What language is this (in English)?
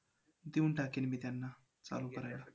Marathi